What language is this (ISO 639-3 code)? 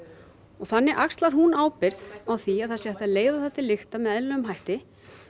isl